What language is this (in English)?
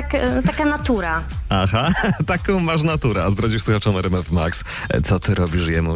Polish